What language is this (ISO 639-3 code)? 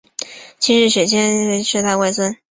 zho